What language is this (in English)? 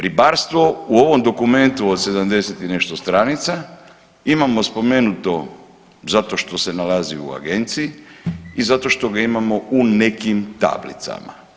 Croatian